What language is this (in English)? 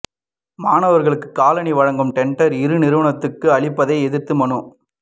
Tamil